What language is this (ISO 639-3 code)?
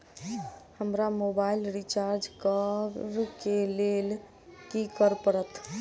mai